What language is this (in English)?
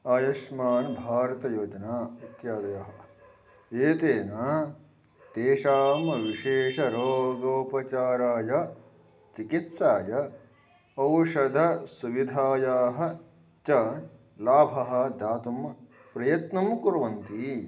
Sanskrit